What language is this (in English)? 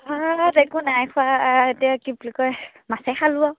Assamese